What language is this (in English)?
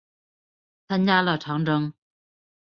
Chinese